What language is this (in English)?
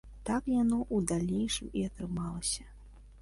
Belarusian